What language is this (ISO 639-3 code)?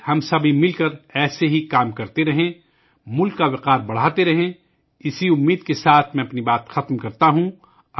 urd